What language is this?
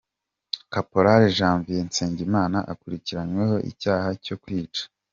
Kinyarwanda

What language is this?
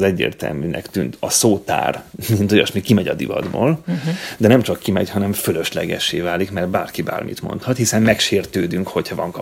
Hungarian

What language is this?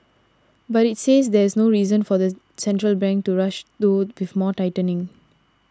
English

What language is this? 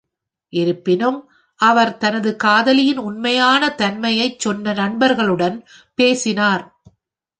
Tamil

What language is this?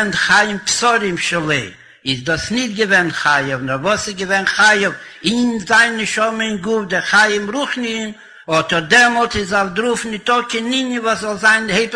Hebrew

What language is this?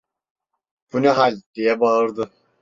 Turkish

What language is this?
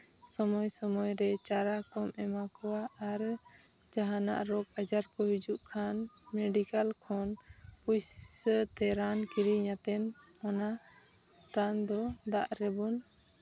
Santali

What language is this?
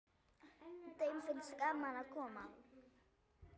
Icelandic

